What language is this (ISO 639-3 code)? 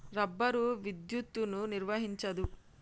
tel